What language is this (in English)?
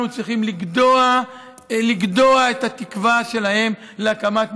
Hebrew